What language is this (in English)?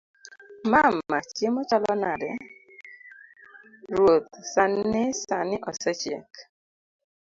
Luo (Kenya and Tanzania)